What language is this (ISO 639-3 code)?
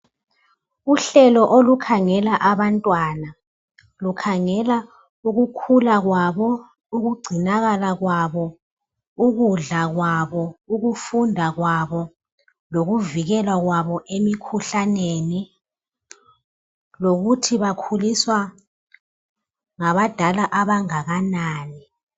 nde